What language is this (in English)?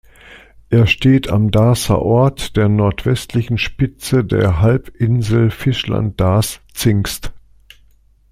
German